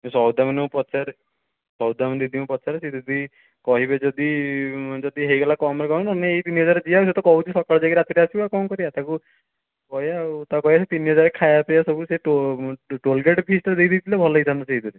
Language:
Odia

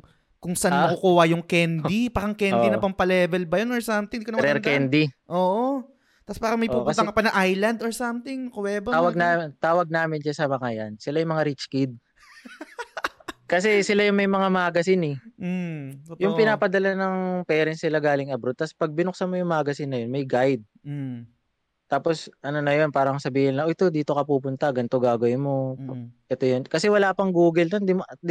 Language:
Filipino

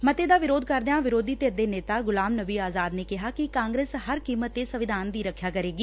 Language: Punjabi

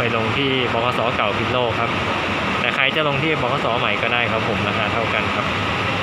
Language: Thai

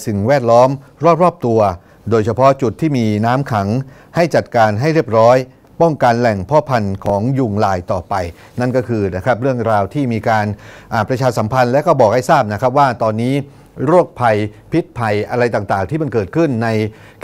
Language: Thai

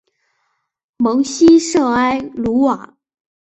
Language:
Chinese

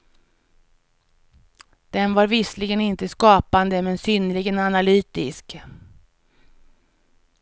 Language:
Swedish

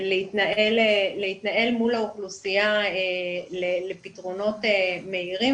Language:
Hebrew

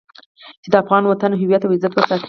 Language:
Pashto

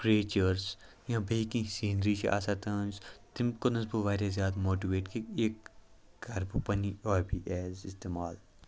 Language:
Kashmiri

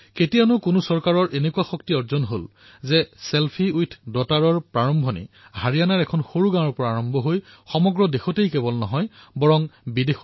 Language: Assamese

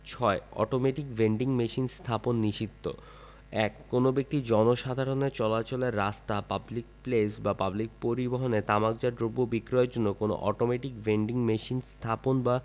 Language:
Bangla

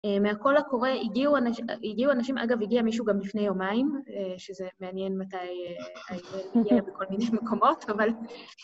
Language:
Hebrew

